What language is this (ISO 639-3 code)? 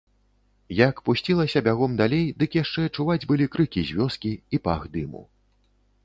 bel